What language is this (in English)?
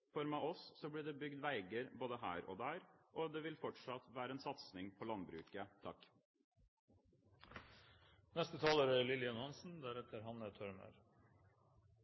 Norwegian Bokmål